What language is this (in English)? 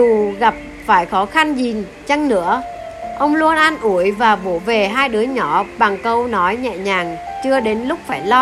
Vietnamese